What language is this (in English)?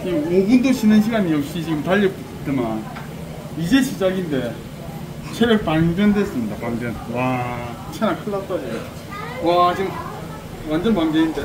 Korean